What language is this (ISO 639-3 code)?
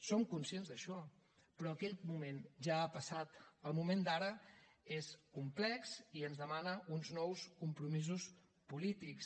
cat